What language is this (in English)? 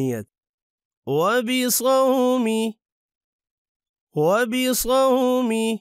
Arabic